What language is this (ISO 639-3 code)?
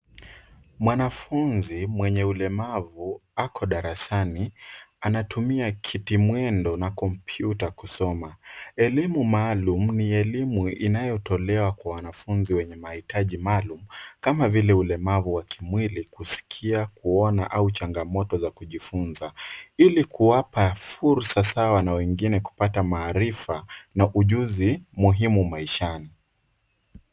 swa